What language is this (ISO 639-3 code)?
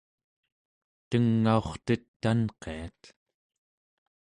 esu